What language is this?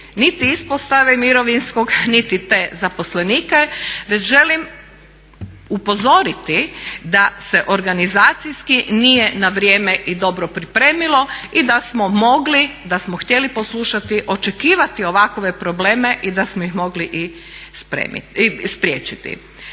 Croatian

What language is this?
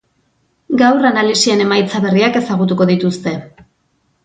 Basque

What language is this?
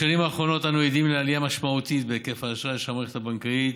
Hebrew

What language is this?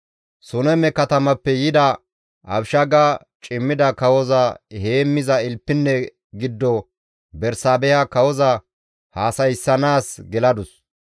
Gamo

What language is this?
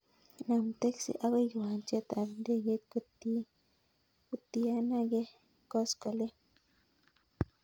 Kalenjin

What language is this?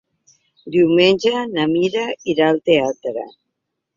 Catalan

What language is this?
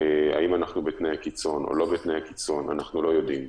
Hebrew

